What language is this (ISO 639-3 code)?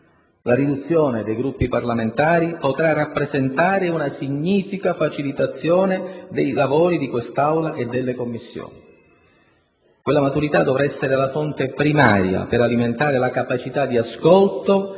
ita